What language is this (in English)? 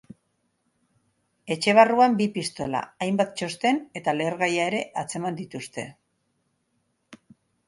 Basque